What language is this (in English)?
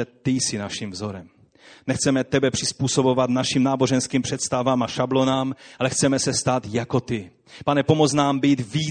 Czech